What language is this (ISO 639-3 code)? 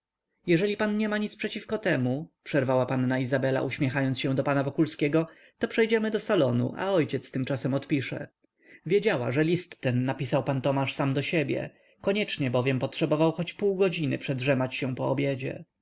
pol